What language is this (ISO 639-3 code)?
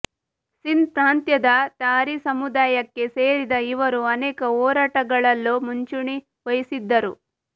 kan